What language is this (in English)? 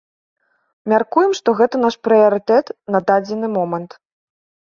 Belarusian